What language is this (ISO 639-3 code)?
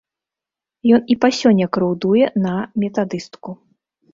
bel